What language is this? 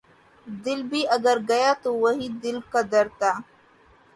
Urdu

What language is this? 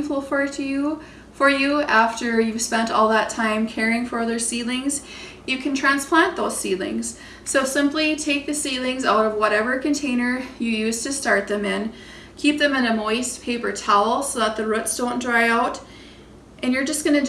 English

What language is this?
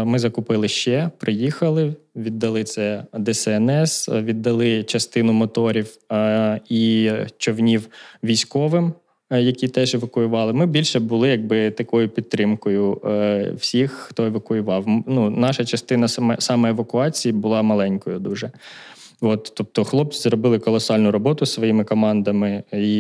Ukrainian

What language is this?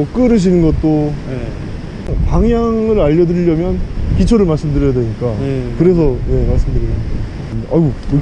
Korean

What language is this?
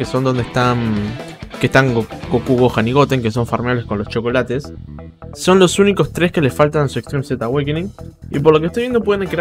Spanish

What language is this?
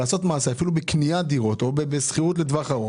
Hebrew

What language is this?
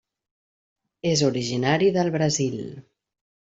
Catalan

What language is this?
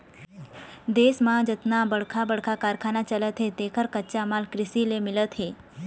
Chhattisgarhi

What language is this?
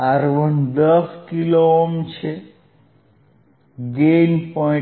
Gujarati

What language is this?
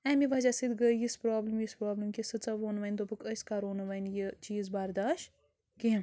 Kashmiri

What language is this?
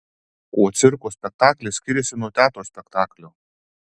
Lithuanian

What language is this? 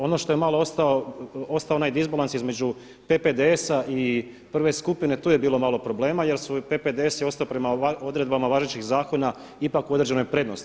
Croatian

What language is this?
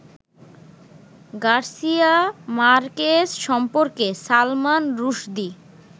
Bangla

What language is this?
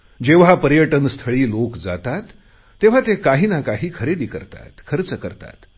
Marathi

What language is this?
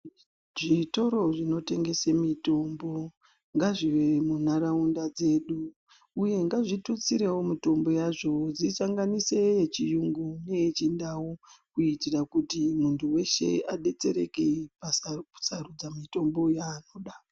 Ndau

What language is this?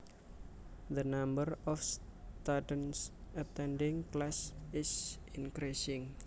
Javanese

